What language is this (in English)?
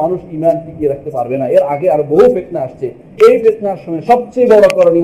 Bangla